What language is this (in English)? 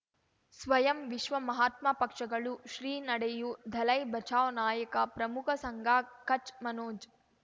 Kannada